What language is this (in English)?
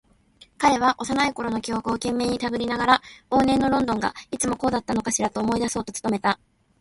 Japanese